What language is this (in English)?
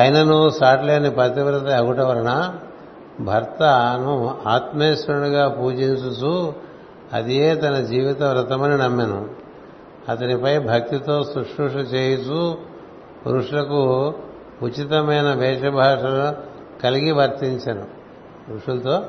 Telugu